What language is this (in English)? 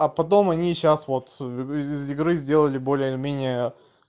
Russian